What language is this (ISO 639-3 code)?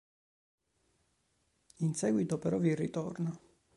ita